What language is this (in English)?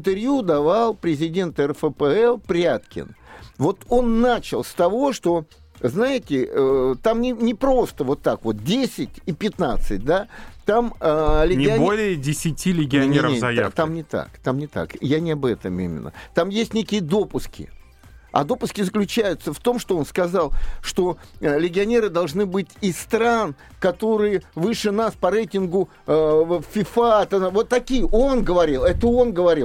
Russian